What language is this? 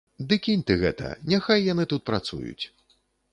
Belarusian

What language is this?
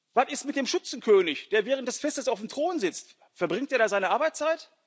German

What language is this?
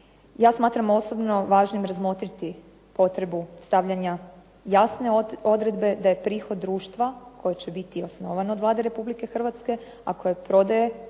Croatian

